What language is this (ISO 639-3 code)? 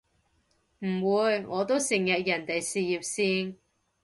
yue